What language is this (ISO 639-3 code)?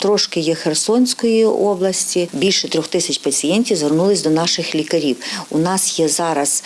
ukr